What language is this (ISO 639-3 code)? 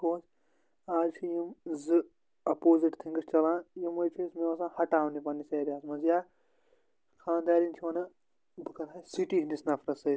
kas